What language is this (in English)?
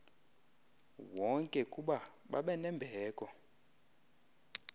Xhosa